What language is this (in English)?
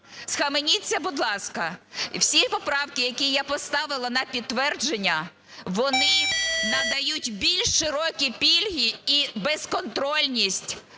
Ukrainian